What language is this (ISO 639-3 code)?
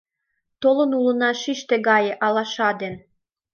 chm